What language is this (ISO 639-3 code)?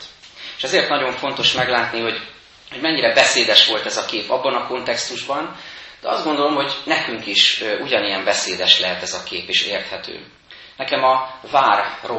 hun